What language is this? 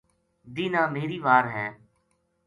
Gujari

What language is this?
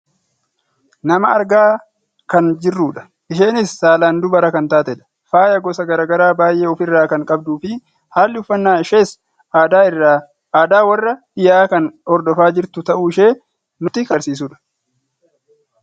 Oromo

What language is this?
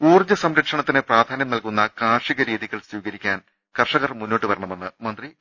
Malayalam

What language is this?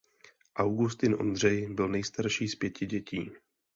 Czech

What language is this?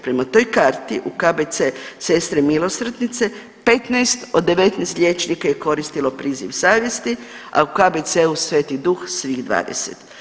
Croatian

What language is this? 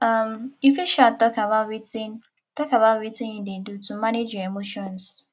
Nigerian Pidgin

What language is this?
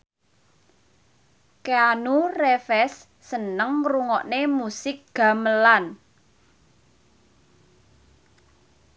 Javanese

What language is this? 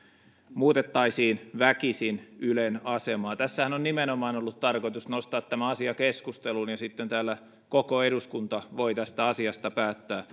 Finnish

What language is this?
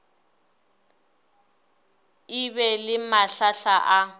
Northern Sotho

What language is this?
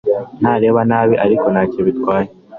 Kinyarwanda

